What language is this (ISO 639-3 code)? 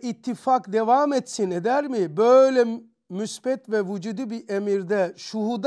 tur